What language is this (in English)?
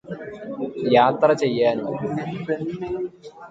Malayalam